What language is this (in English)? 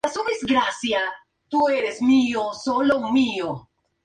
Spanish